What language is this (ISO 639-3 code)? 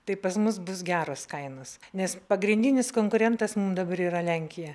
lit